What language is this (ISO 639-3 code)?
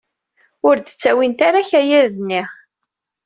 kab